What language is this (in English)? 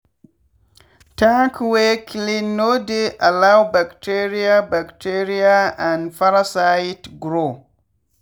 Nigerian Pidgin